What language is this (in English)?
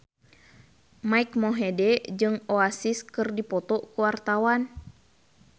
Sundanese